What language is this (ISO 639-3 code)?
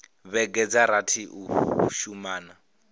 ven